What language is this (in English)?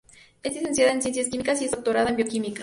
Spanish